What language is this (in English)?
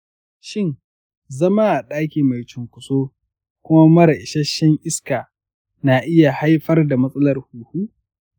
Hausa